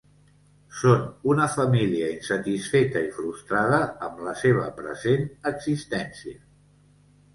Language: Catalan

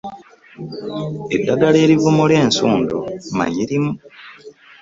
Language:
Ganda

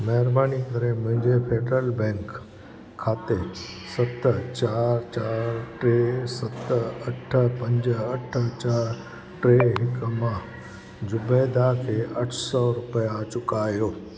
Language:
Sindhi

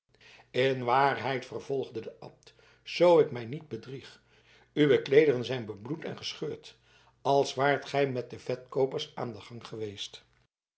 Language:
Dutch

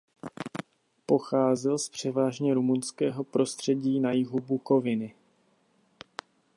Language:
Czech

